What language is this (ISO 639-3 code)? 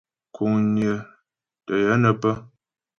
bbj